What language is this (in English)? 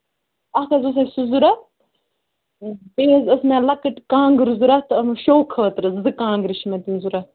Kashmiri